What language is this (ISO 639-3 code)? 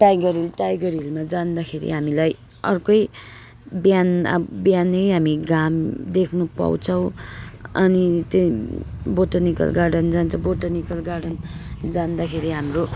nep